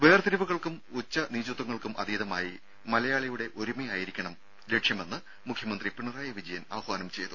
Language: Malayalam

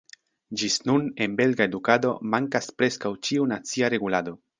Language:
Esperanto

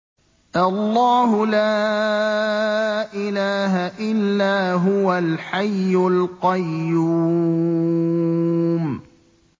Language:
Arabic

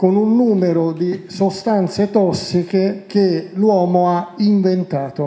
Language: Italian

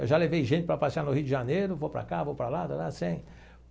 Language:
Portuguese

